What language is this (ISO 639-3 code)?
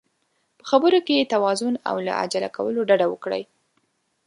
pus